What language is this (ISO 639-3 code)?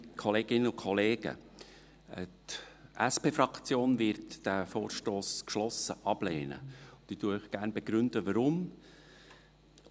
gsw